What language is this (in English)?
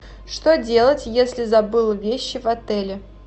Russian